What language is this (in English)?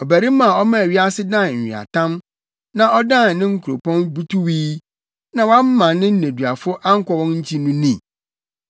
Akan